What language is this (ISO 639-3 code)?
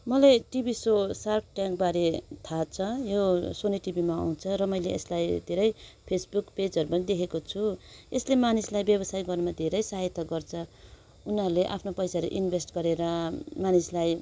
nep